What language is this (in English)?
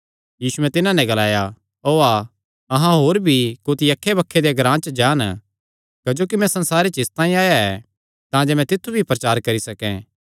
Kangri